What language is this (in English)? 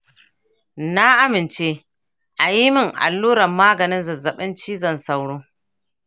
Hausa